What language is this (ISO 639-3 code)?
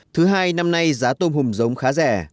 vie